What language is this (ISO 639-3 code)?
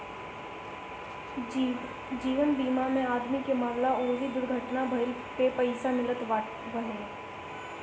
bho